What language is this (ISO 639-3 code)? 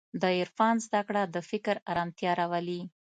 pus